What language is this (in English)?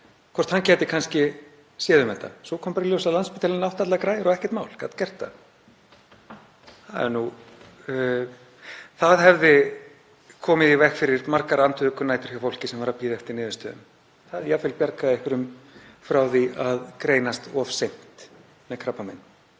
Icelandic